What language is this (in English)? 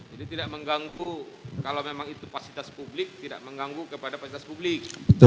Indonesian